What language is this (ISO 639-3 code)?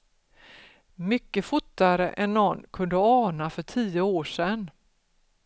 swe